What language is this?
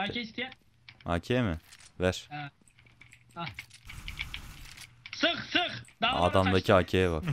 Turkish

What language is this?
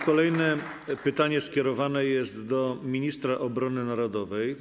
Polish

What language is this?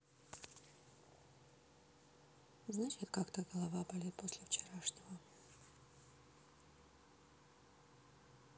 Russian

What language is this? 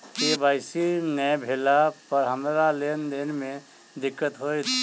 Maithili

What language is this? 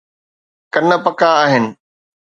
Sindhi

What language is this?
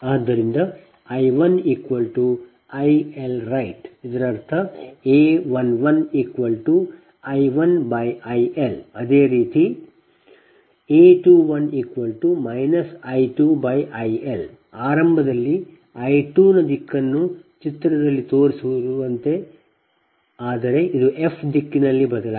Kannada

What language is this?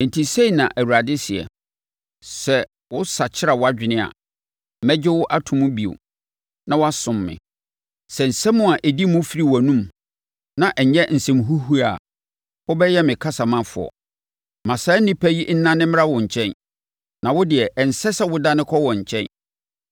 Akan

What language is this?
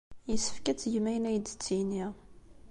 Kabyle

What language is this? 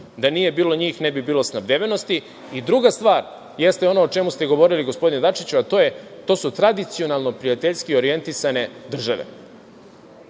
Serbian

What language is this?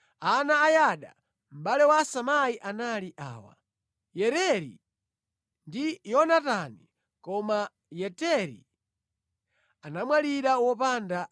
Nyanja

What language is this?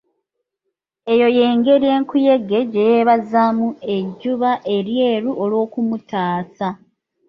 Ganda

